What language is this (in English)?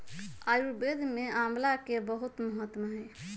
Magahi